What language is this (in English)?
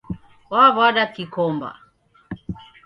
Taita